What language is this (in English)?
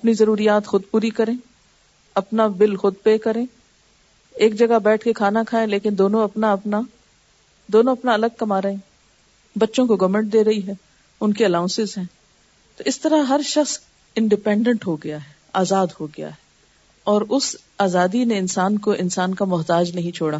Urdu